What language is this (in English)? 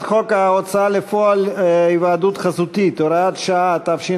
Hebrew